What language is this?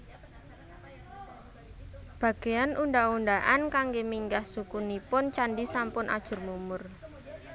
Javanese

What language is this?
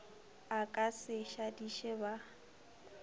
Northern Sotho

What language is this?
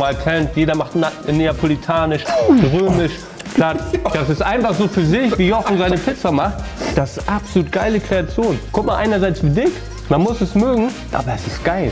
German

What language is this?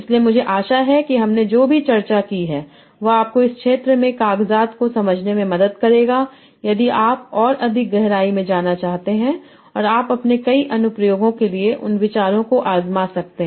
Hindi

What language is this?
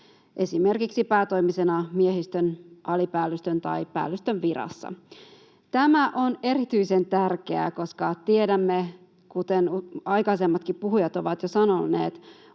Finnish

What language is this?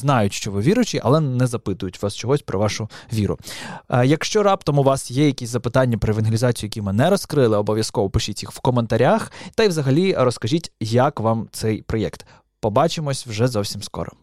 Ukrainian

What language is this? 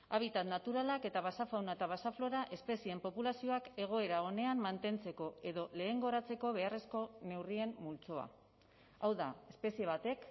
Basque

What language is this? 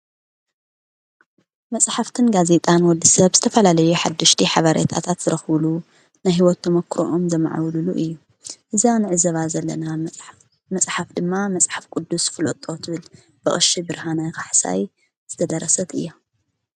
Tigrinya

